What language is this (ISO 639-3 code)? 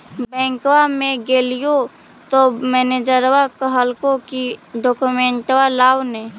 mag